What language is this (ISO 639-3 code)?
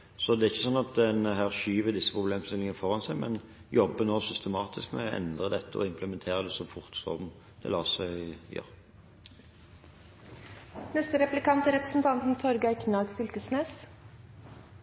nor